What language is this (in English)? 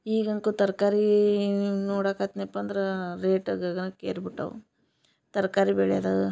Kannada